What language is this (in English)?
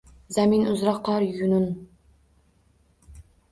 Uzbek